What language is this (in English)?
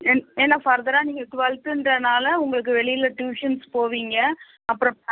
Tamil